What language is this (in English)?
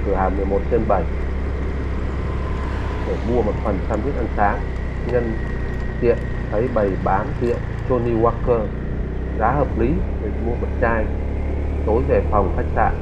Vietnamese